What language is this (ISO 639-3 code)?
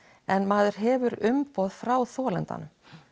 isl